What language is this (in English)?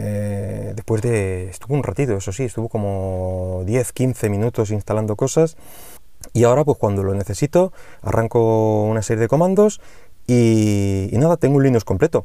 Spanish